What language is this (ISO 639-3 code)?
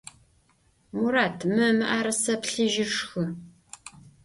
ady